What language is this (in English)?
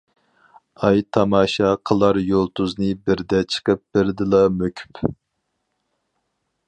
Uyghur